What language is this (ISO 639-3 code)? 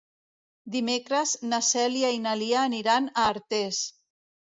cat